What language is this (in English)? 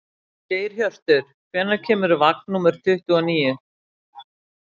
Icelandic